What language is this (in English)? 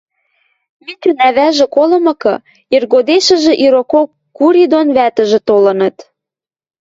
Western Mari